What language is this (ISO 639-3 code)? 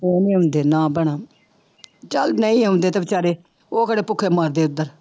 pan